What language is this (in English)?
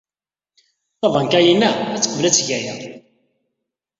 Kabyle